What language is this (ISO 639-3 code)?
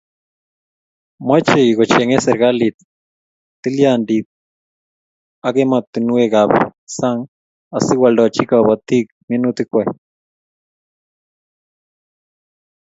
kln